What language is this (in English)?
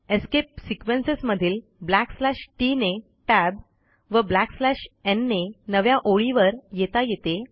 Marathi